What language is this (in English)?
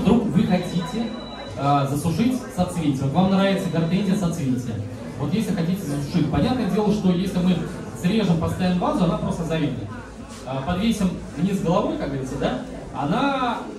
Russian